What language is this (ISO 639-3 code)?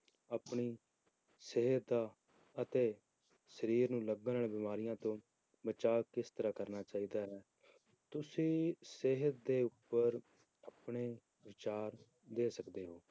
pan